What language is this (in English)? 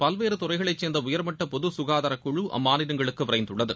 Tamil